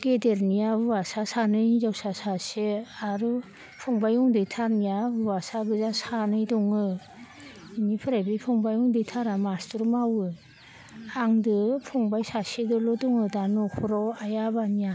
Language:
Bodo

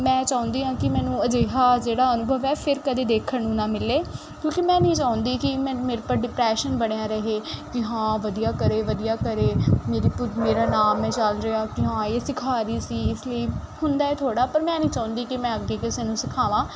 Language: Punjabi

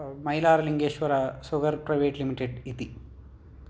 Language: Sanskrit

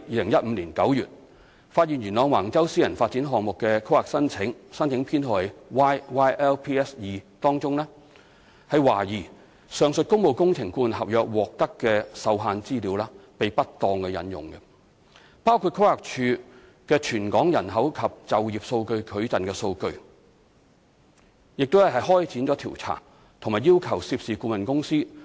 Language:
Cantonese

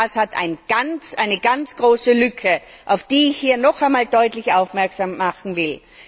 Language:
German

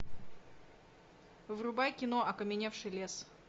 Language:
Russian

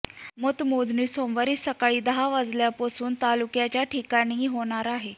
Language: Marathi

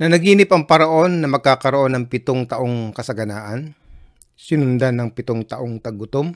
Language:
Filipino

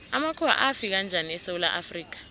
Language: South Ndebele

